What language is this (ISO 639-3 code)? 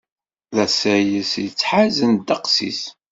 kab